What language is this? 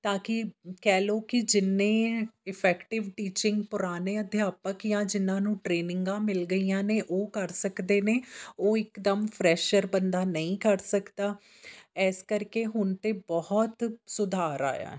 Punjabi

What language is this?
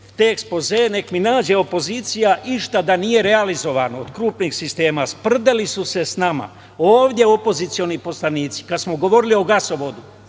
Serbian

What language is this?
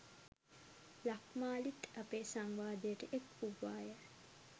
Sinhala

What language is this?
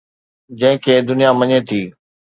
Sindhi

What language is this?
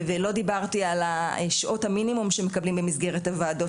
Hebrew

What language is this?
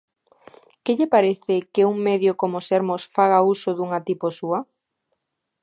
Galician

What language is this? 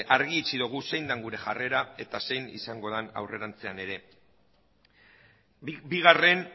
Basque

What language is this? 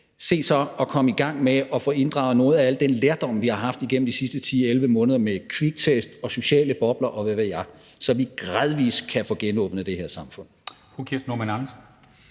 Danish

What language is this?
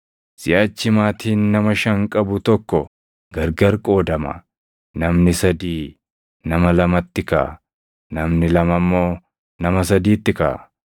Oromo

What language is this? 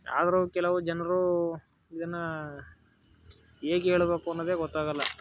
Kannada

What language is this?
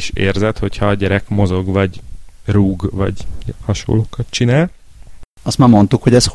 Hungarian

